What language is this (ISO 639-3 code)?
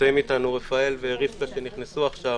heb